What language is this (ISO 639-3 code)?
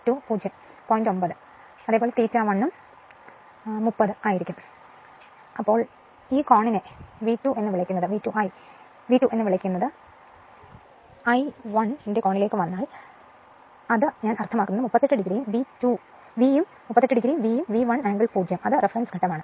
mal